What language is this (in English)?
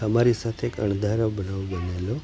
Gujarati